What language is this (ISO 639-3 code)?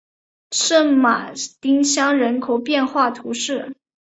zho